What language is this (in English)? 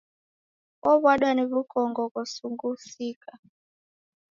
Taita